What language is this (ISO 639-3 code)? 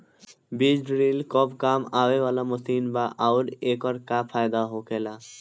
bho